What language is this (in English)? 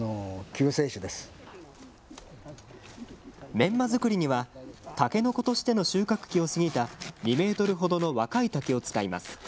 Japanese